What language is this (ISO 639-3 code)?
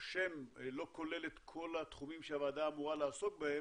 heb